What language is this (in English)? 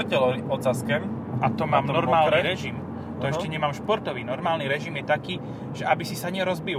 Slovak